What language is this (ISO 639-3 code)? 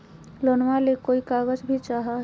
mag